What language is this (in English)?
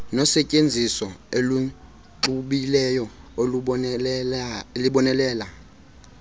Xhosa